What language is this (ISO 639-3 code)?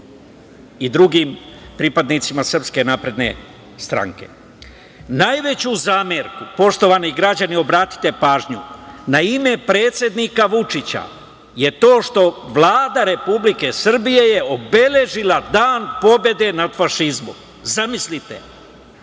srp